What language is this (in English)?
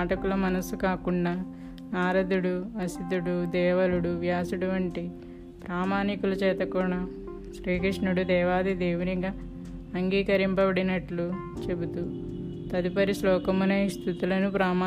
Telugu